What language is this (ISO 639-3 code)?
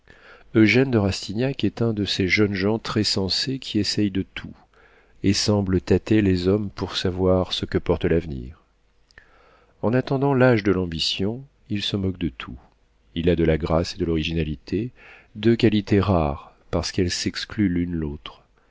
fra